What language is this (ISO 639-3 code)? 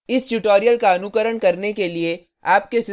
hin